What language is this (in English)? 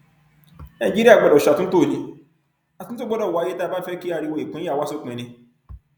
Yoruba